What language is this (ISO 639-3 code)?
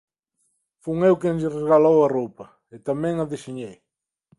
glg